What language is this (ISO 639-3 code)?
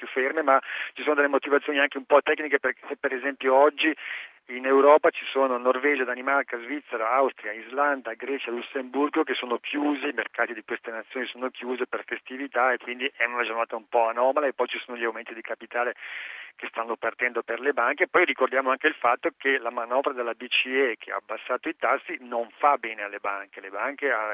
ita